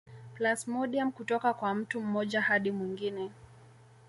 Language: Swahili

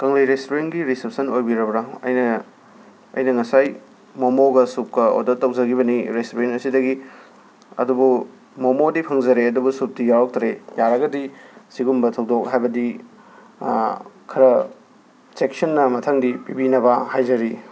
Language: Manipuri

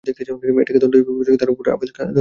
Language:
Bangla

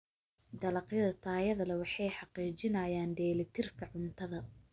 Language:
Somali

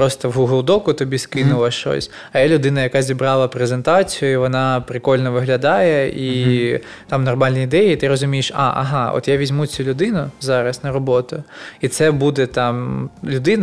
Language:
Ukrainian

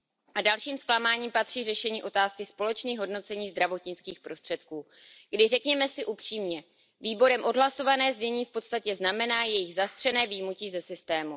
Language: Czech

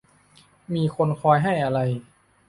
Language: Thai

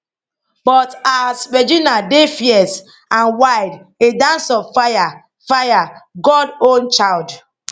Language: Nigerian Pidgin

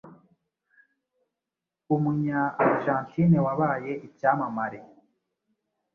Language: Kinyarwanda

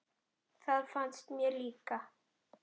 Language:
Icelandic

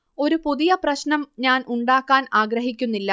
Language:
Malayalam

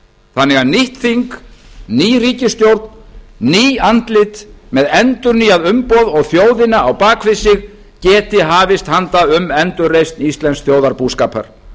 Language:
Icelandic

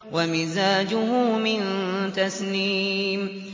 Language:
Arabic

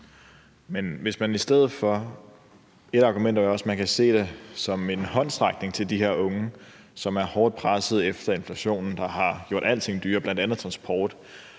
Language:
Danish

